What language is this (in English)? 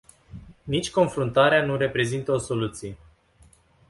Romanian